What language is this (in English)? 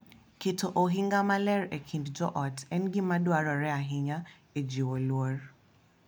Luo (Kenya and Tanzania)